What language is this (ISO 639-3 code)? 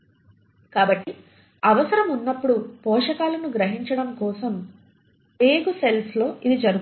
tel